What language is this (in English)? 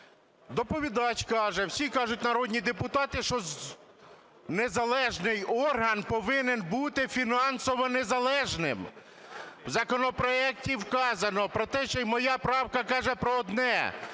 Ukrainian